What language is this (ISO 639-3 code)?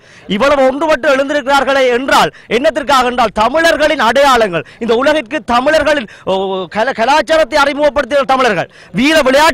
tha